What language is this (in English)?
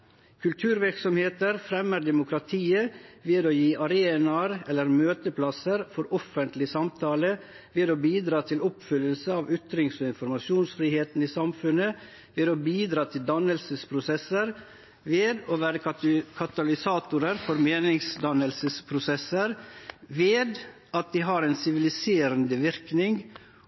Norwegian Nynorsk